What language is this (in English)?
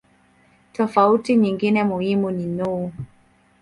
Swahili